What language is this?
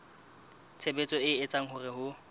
Southern Sotho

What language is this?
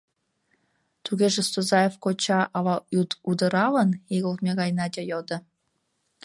Mari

